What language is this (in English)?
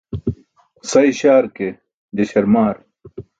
Burushaski